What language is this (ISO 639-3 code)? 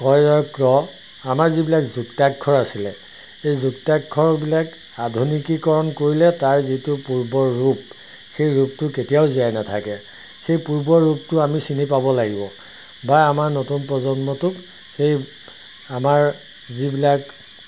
asm